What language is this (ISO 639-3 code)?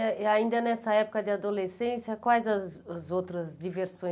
por